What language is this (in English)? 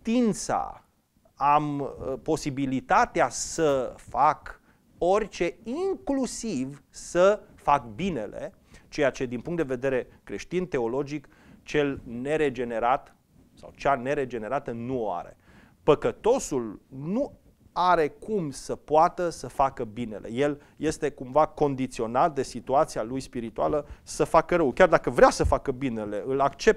Romanian